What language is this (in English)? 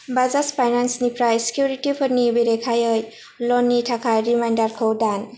Bodo